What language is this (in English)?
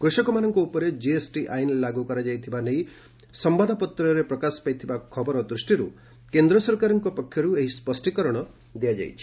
Odia